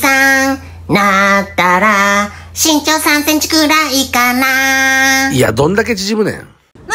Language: Japanese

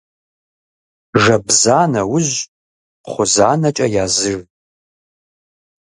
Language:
Kabardian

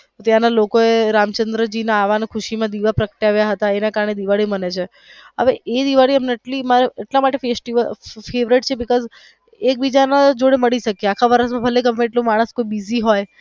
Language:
Gujarati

